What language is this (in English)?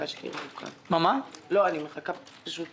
Hebrew